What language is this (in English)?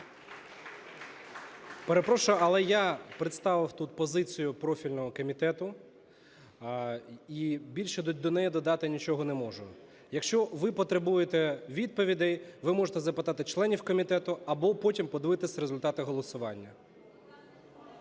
Ukrainian